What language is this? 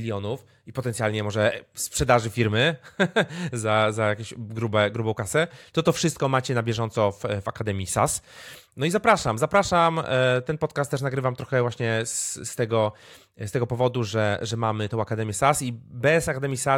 Polish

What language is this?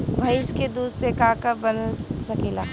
Bhojpuri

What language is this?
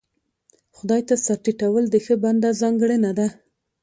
Pashto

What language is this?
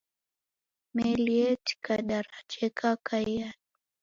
Taita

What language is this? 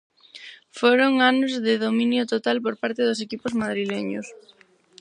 Galician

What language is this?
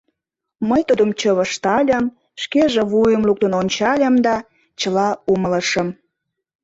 Mari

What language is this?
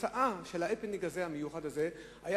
Hebrew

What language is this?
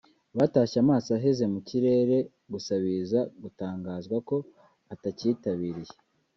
Kinyarwanda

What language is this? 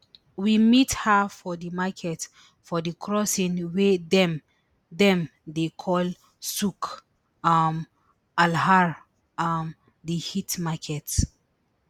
Nigerian Pidgin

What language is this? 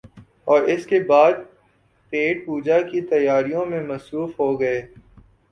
Urdu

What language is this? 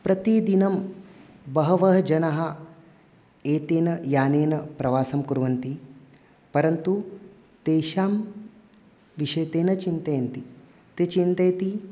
Sanskrit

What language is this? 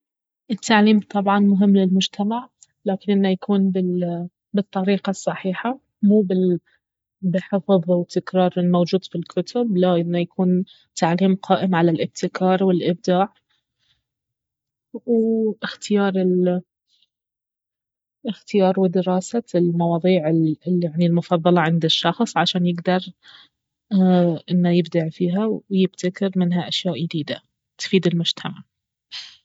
Baharna Arabic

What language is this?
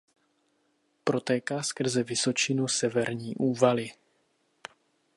Czech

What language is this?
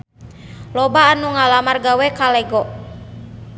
Sundanese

